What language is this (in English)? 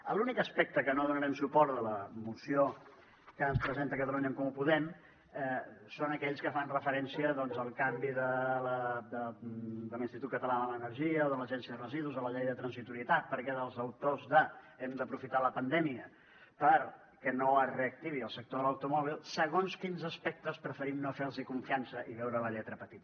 Catalan